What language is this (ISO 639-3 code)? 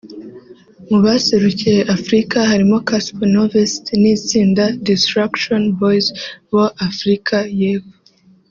kin